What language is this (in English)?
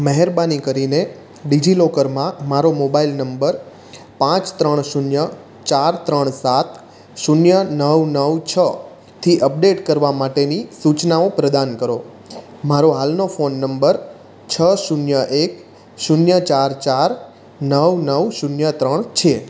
Gujarati